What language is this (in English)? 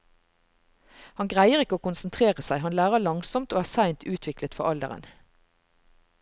Norwegian